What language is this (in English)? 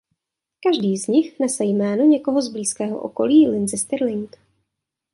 Czech